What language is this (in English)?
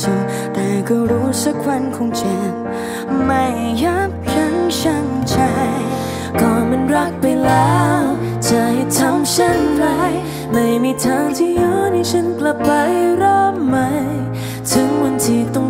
Thai